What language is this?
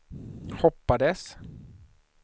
Swedish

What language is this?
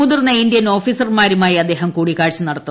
Malayalam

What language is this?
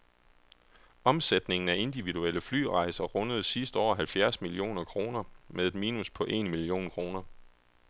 Danish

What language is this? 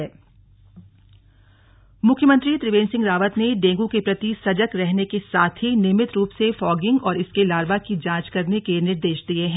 Hindi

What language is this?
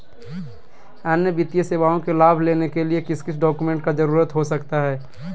Magahi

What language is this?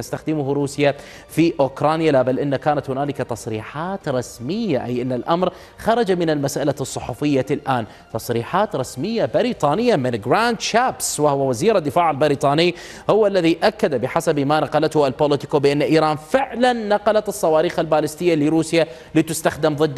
Arabic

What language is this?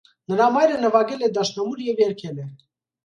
Armenian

